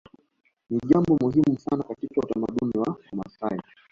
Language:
Swahili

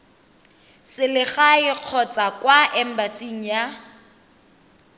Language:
Tswana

